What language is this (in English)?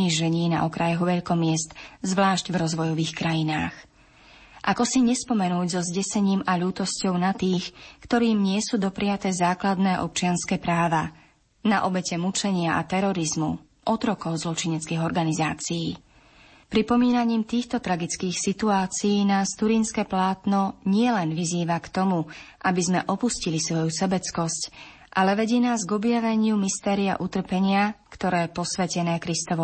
Slovak